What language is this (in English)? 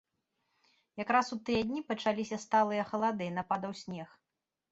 Belarusian